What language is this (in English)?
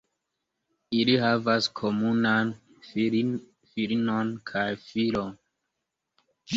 Esperanto